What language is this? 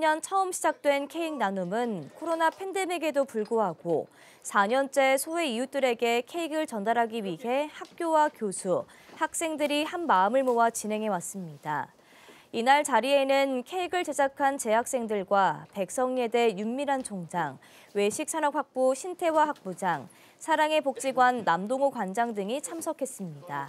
Korean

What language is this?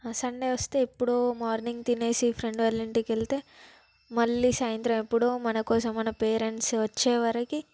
Telugu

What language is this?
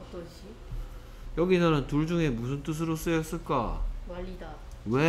Korean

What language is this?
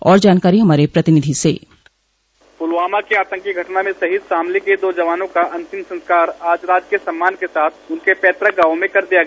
Hindi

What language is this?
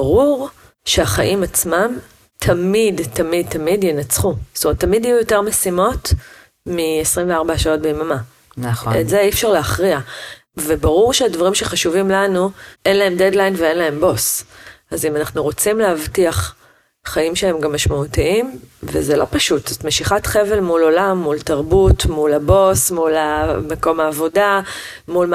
Hebrew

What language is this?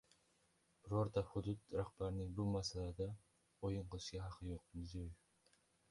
Uzbek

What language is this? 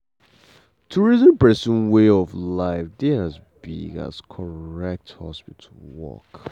Nigerian Pidgin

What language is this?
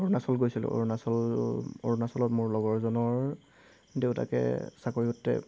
Assamese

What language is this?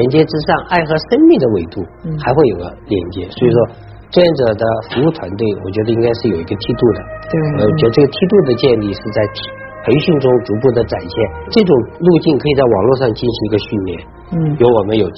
Chinese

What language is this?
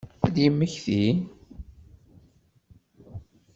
Kabyle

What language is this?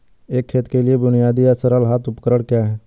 Hindi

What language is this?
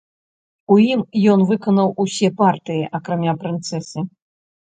Belarusian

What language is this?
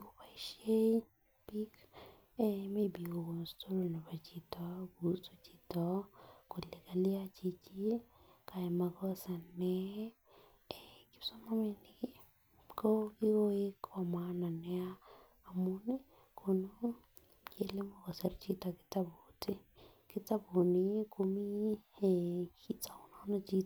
Kalenjin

